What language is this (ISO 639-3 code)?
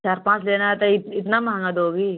hin